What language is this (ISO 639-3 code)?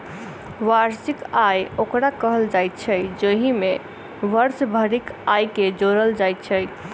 mai